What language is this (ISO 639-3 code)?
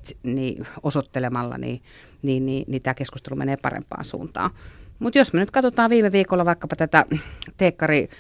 fin